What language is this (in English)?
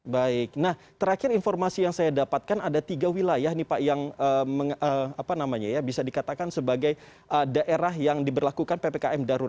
Indonesian